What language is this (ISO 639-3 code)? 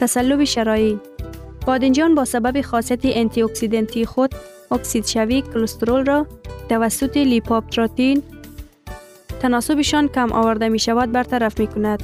fas